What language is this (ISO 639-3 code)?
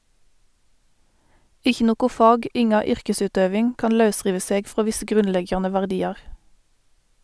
nor